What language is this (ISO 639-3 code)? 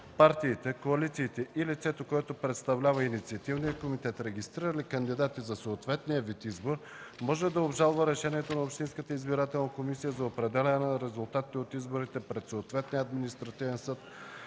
bul